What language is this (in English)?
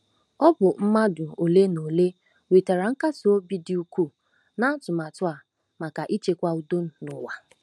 Igbo